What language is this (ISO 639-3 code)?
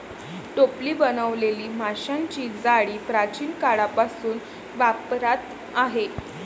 mar